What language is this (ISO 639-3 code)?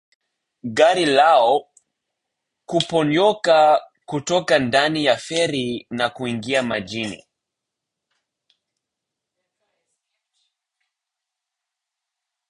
swa